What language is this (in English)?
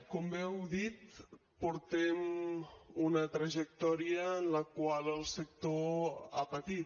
Catalan